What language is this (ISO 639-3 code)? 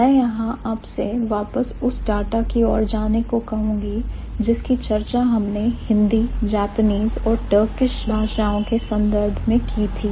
hin